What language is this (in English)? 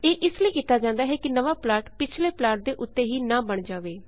Punjabi